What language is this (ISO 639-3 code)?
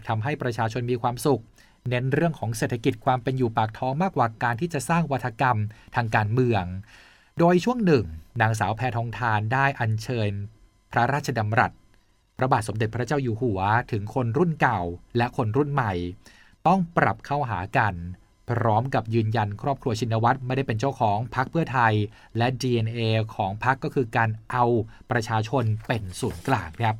tha